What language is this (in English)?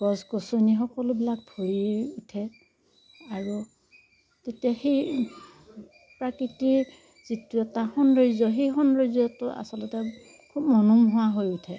Assamese